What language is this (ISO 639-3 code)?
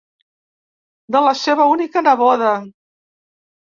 cat